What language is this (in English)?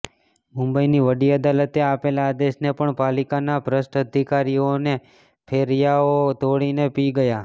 Gujarati